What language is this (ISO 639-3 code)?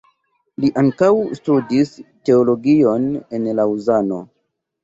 epo